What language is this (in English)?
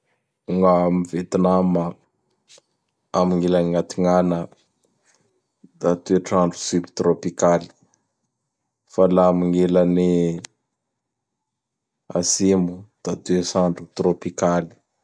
Bara Malagasy